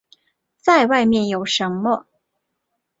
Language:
Chinese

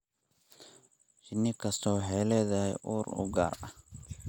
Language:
Somali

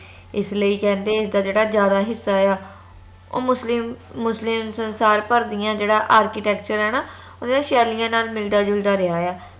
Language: Punjabi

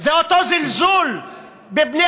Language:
Hebrew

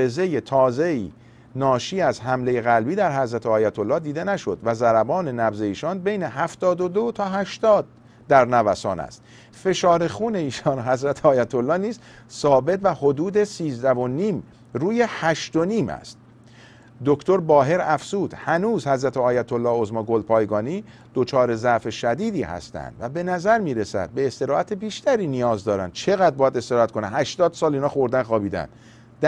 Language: Persian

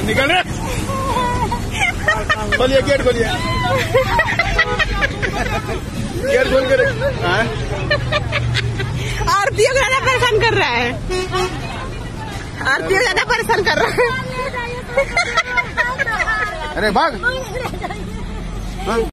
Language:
Arabic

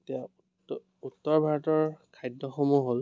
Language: Assamese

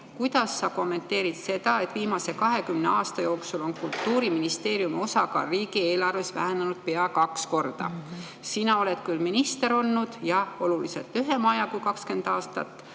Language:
Estonian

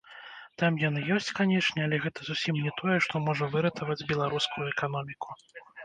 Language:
Belarusian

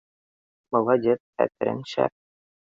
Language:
Bashkir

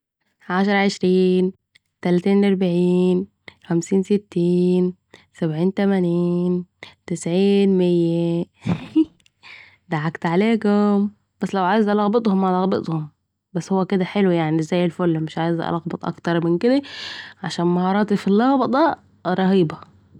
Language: Saidi Arabic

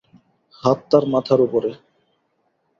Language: Bangla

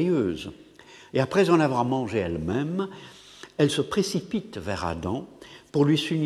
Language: French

